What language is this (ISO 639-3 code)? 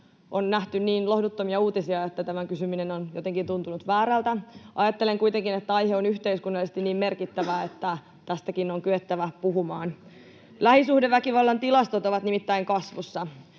fin